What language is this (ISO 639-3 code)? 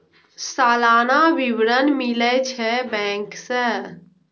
mai